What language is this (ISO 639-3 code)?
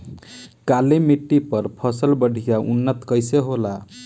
bho